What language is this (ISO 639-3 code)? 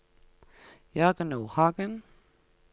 nor